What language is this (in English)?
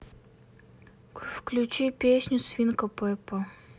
Russian